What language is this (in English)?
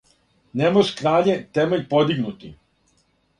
Serbian